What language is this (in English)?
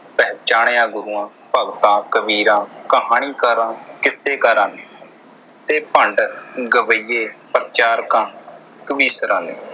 Punjabi